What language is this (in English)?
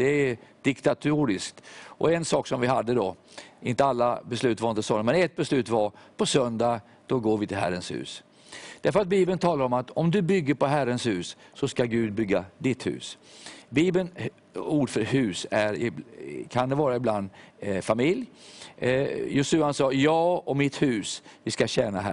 Swedish